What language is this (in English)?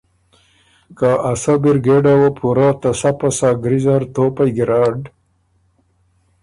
Ormuri